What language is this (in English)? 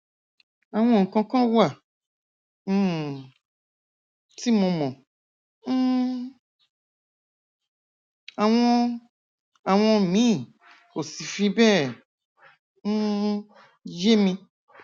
Yoruba